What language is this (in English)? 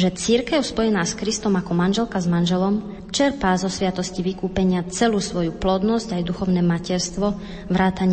Slovak